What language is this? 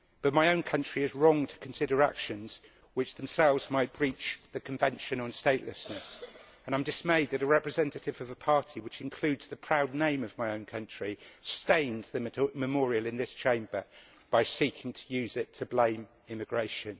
English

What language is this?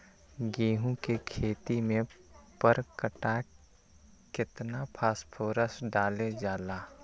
Magahi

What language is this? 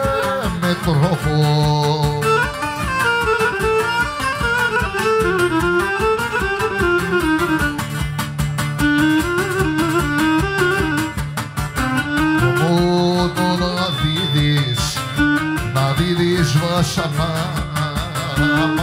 Romanian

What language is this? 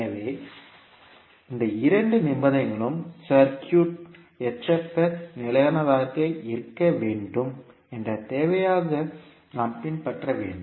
Tamil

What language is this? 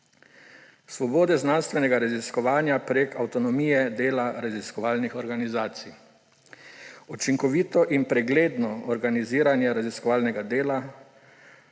Slovenian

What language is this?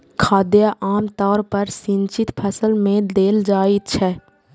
Maithili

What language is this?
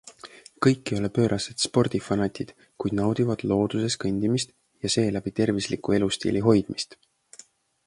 Estonian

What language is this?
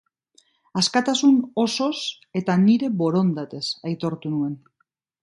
Basque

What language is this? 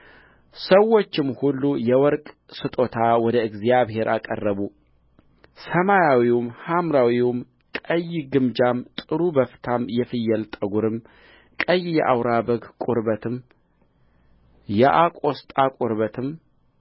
Amharic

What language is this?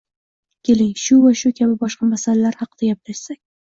Uzbek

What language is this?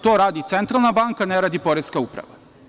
Serbian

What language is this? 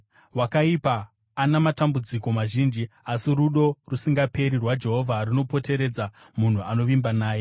Shona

